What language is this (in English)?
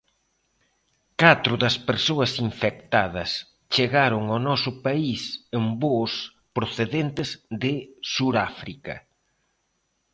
Galician